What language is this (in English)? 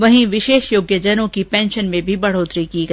Hindi